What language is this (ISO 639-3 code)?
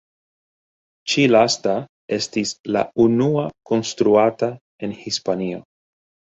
epo